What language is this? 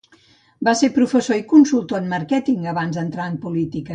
Catalan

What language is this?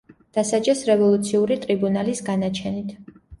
Georgian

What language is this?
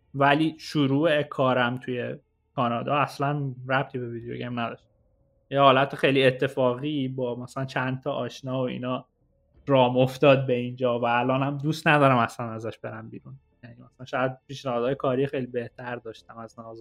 Persian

